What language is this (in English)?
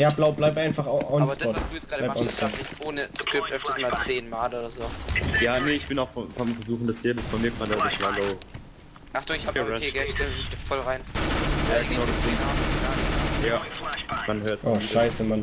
German